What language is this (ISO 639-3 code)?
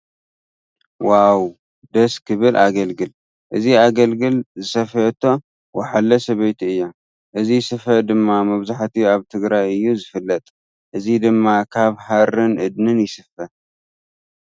tir